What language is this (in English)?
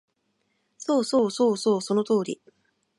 Japanese